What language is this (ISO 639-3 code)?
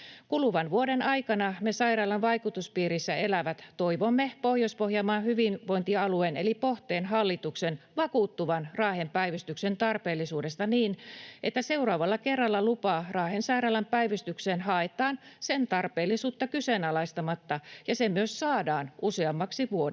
fin